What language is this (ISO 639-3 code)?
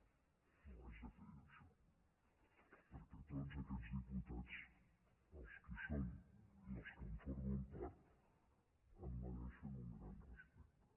cat